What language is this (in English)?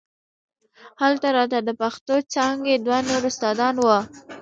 Pashto